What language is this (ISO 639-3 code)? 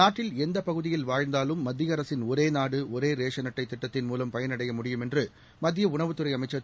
tam